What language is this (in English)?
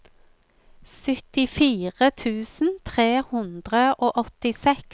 Norwegian